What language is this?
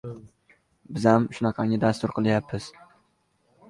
Uzbek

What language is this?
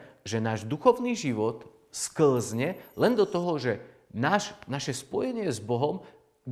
Slovak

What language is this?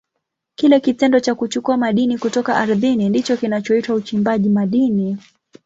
Swahili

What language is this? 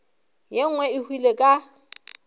Northern Sotho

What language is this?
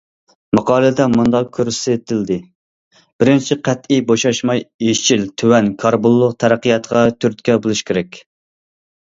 Uyghur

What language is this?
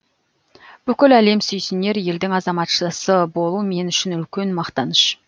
Kazakh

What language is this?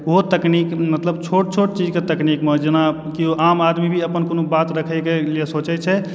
Maithili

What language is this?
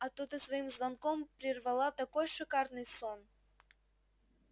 Russian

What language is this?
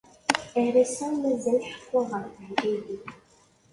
Kabyle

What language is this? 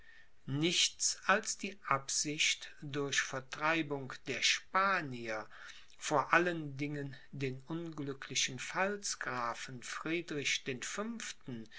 German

